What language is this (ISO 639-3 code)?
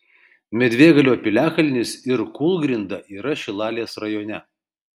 lit